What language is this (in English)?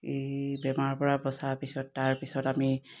Assamese